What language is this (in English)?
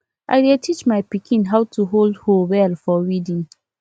Nigerian Pidgin